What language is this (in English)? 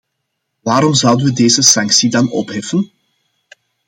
Dutch